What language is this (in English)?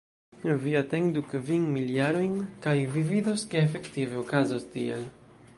Esperanto